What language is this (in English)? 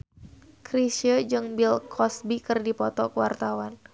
Sundanese